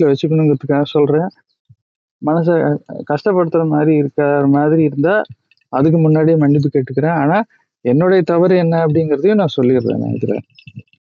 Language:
Tamil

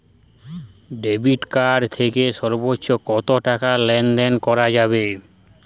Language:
Bangla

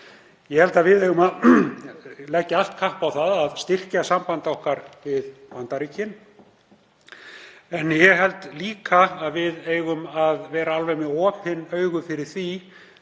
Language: Icelandic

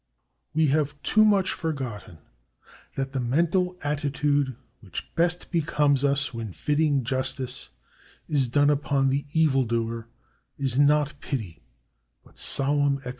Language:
English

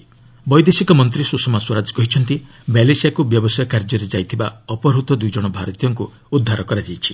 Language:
Odia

